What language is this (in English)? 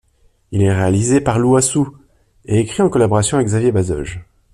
French